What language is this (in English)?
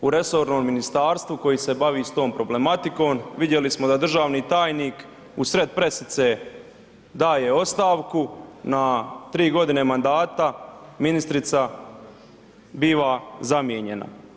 Croatian